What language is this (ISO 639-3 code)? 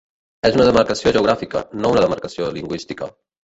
cat